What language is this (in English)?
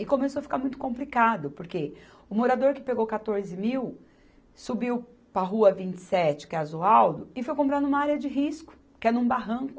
Portuguese